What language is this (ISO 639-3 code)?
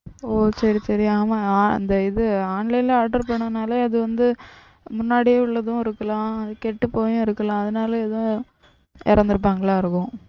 tam